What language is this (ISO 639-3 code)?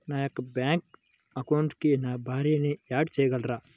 tel